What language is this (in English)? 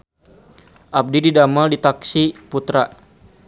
Sundanese